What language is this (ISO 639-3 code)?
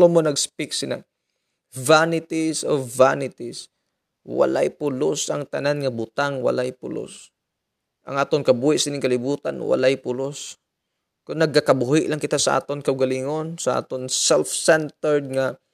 fil